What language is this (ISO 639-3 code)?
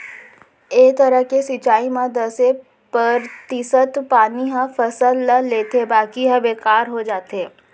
hne